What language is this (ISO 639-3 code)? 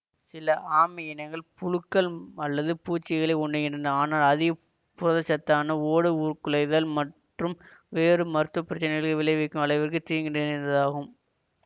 tam